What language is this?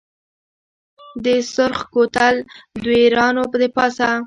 Pashto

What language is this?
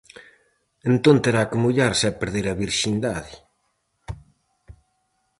Galician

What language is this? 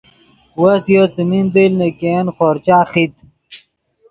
Yidgha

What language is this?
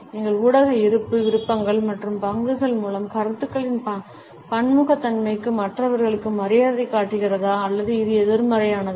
Tamil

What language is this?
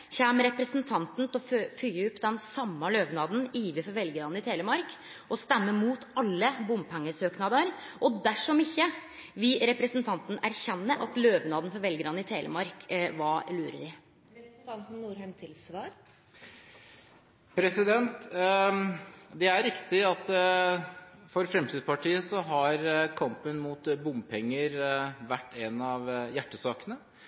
Norwegian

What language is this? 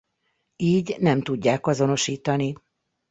Hungarian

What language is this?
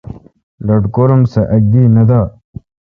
Kalkoti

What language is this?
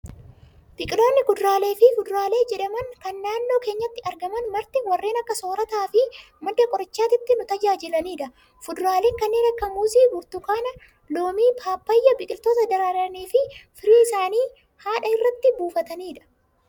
Oromo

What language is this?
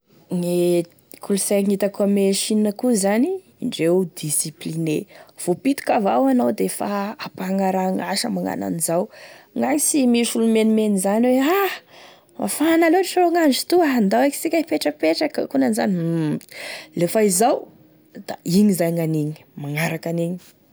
Tesaka Malagasy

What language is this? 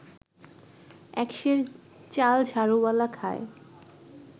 Bangla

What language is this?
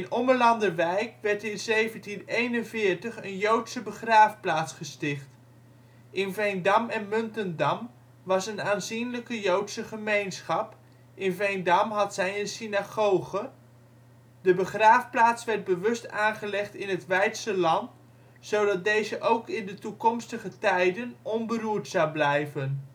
Dutch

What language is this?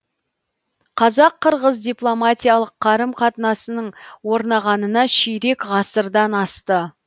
Kazakh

